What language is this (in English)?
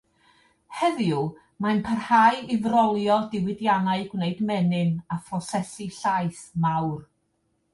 Welsh